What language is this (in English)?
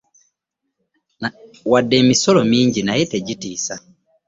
Ganda